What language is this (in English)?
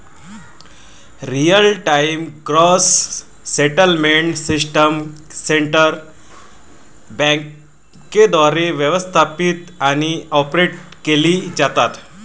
Marathi